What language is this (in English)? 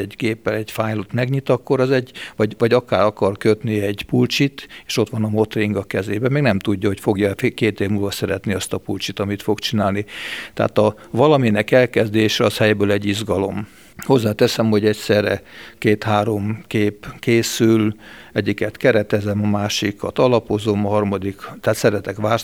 Hungarian